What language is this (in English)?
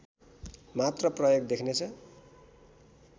Nepali